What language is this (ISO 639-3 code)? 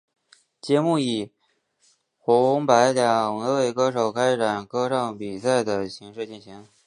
zho